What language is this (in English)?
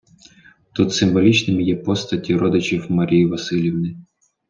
Ukrainian